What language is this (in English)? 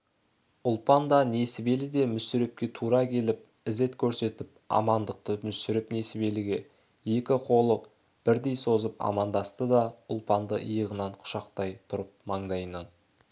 Kazakh